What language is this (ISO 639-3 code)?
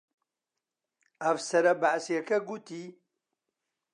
ckb